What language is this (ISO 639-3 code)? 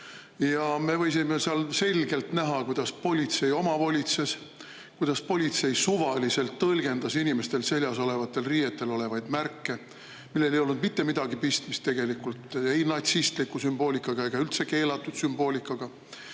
est